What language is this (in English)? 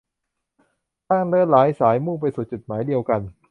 Thai